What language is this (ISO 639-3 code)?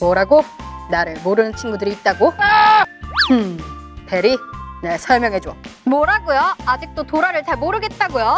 kor